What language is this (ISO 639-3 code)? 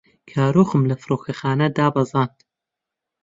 ckb